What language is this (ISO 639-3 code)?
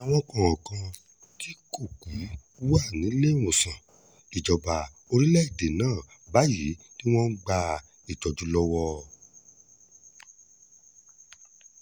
yor